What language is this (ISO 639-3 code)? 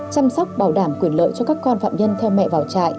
vie